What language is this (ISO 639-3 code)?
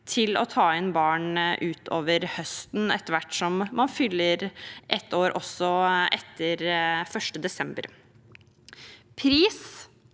nor